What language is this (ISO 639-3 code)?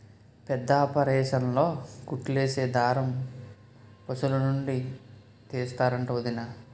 tel